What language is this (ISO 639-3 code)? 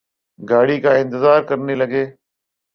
urd